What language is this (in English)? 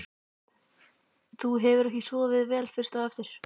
Icelandic